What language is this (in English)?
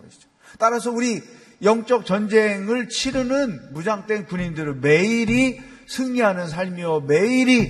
Korean